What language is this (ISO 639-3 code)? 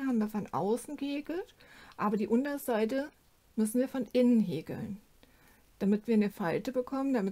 deu